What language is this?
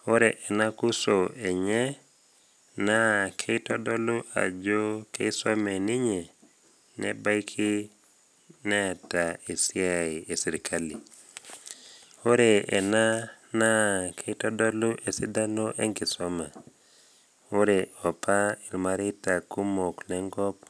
Masai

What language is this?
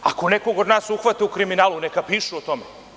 Serbian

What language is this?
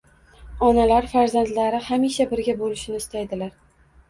Uzbek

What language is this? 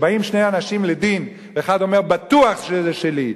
Hebrew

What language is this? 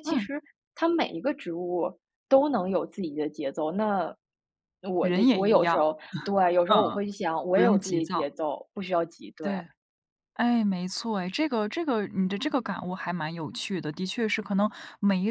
Chinese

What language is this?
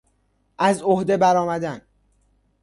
Persian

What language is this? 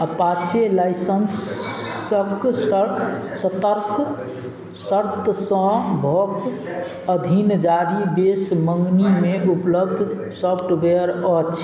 Maithili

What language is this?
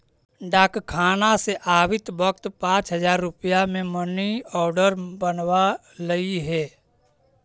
Magahi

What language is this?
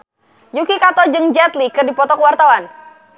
Sundanese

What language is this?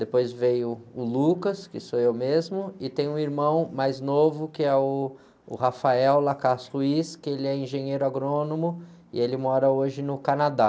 Portuguese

